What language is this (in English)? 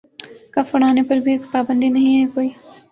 Urdu